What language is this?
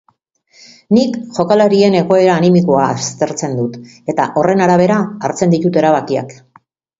Basque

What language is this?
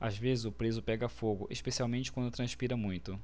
Portuguese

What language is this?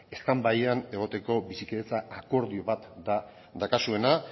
Basque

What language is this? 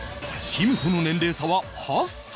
Japanese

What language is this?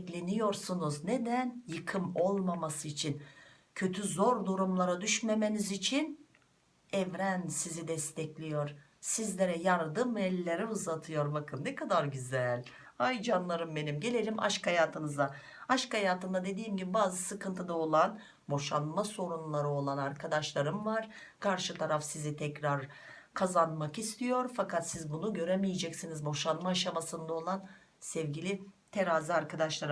Turkish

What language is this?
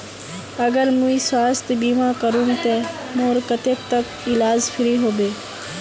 Magahi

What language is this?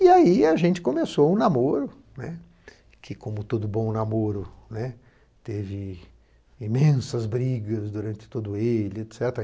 Portuguese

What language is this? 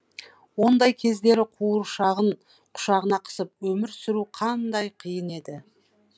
Kazakh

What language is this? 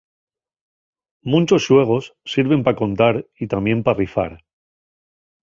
Asturian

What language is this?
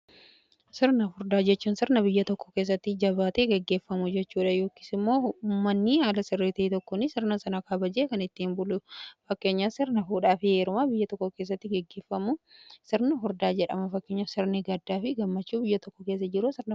Oromo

